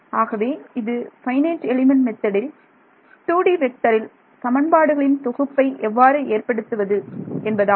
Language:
Tamil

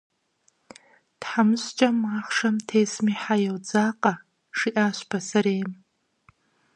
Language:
Kabardian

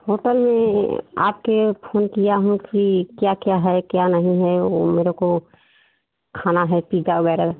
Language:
Hindi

